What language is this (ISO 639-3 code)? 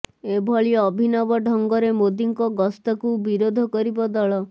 ori